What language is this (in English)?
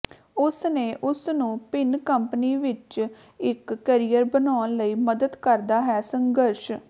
Punjabi